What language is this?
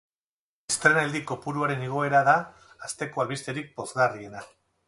Basque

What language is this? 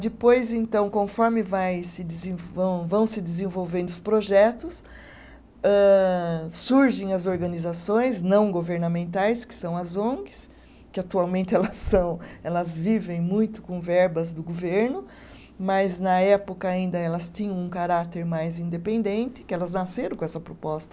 Portuguese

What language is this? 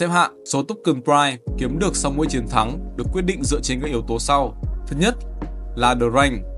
Vietnamese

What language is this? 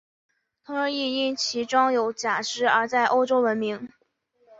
Chinese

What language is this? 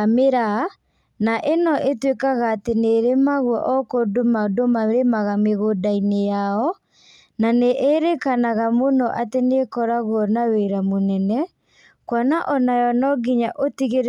Kikuyu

